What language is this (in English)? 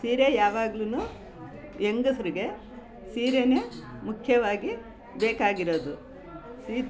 Kannada